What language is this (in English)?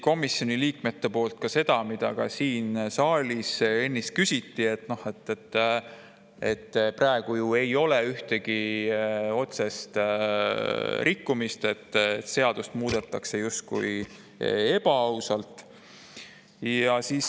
Estonian